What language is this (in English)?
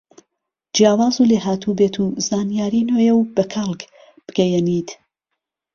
Central Kurdish